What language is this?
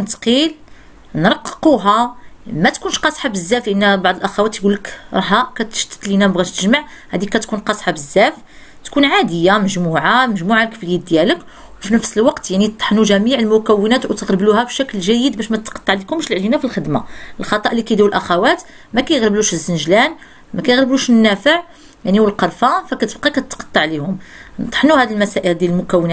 Arabic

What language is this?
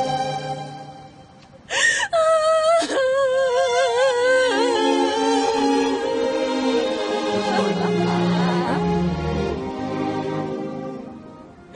Korean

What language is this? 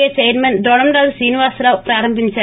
Telugu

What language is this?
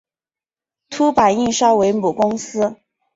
Chinese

